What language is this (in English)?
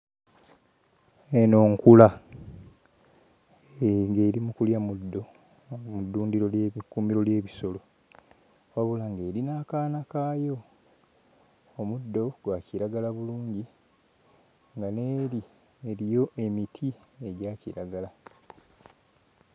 Ganda